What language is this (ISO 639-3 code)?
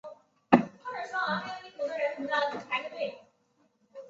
zho